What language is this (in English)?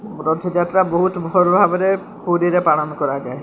Odia